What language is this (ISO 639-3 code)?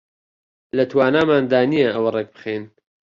ckb